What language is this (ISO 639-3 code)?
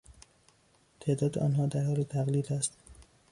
fas